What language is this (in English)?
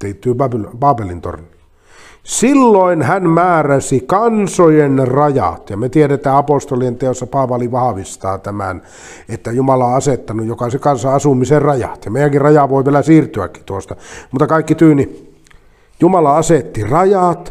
Finnish